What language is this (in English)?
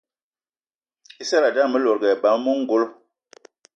Eton (Cameroon)